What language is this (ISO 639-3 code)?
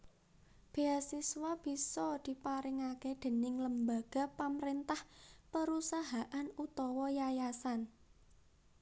jav